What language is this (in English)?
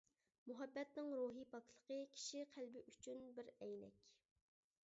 Uyghur